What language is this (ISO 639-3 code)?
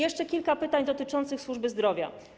pol